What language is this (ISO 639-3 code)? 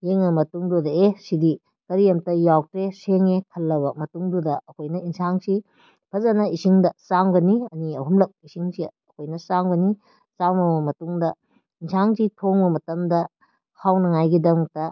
mni